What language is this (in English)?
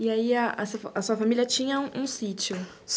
Portuguese